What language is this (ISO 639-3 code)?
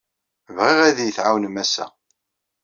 kab